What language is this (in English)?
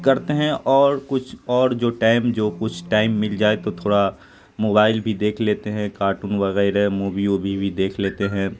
Urdu